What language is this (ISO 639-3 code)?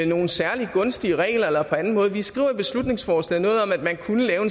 dan